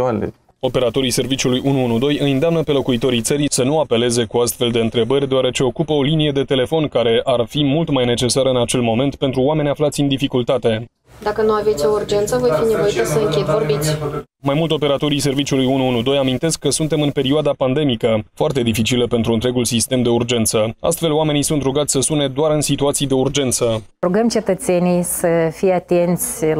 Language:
Romanian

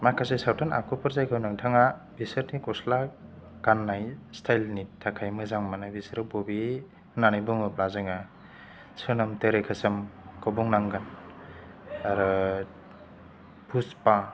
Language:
Bodo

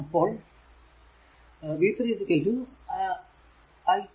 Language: Malayalam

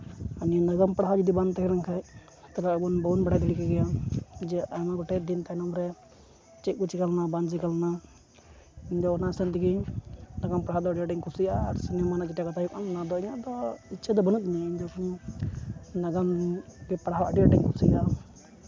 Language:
Santali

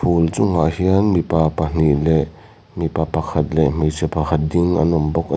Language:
Mizo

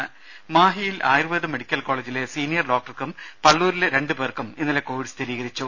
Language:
Malayalam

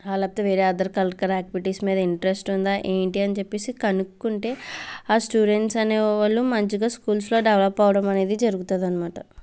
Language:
Telugu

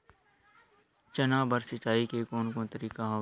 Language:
Chhattisgarhi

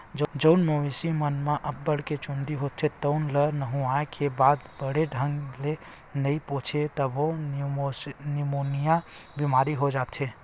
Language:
Chhattisgarhi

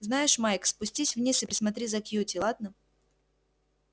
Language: Russian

